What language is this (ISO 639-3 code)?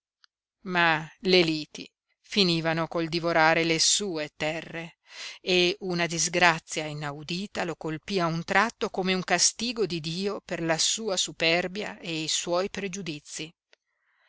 ita